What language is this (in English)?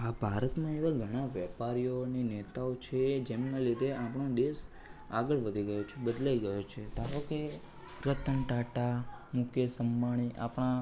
Gujarati